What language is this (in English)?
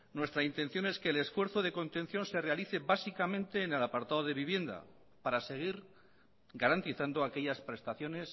Spanish